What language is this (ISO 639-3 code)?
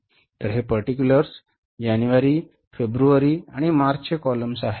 mar